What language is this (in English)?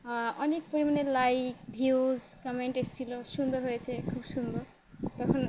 Bangla